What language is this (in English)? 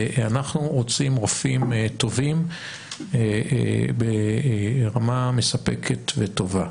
Hebrew